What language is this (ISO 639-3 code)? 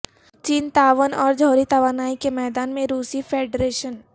urd